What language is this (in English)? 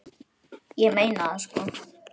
Icelandic